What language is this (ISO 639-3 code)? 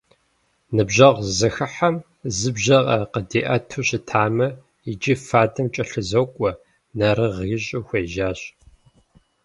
kbd